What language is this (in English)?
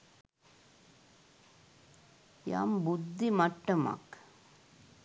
Sinhala